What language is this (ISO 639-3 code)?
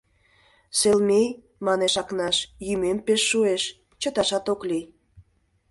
chm